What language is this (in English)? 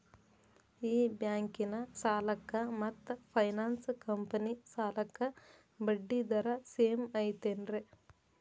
Kannada